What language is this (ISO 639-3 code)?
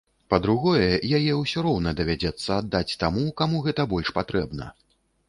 bel